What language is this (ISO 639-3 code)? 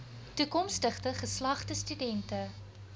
afr